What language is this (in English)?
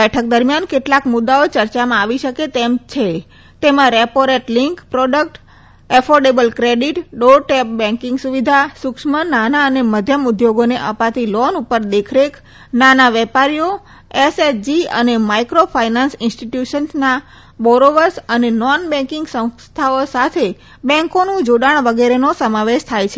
Gujarati